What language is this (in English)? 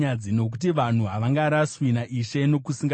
Shona